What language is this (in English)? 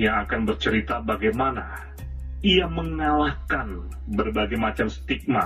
Indonesian